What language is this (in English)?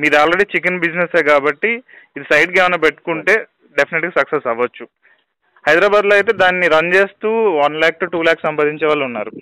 Telugu